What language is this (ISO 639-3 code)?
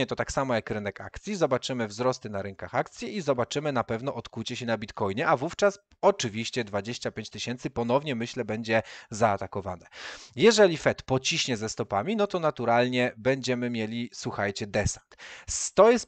pol